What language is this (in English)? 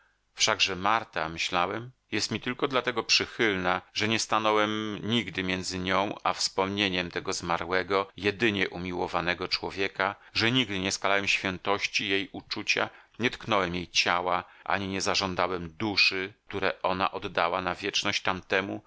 Polish